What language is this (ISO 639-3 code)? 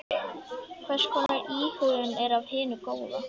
isl